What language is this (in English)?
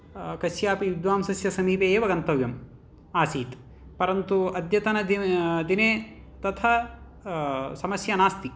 Sanskrit